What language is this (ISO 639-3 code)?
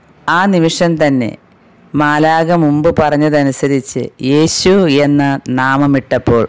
mal